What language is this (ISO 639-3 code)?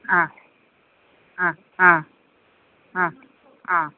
mal